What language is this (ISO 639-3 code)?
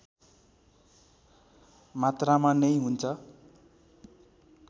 nep